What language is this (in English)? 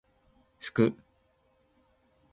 Japanese